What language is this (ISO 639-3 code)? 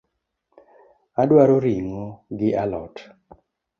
luo